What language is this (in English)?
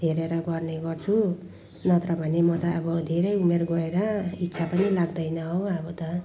Nepali